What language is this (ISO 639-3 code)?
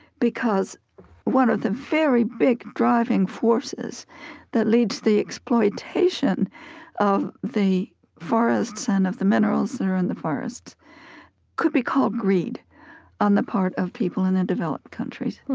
eng